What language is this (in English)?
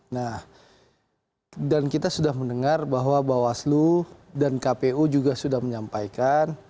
Indonesian